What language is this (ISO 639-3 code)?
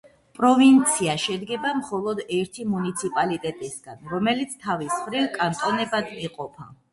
kat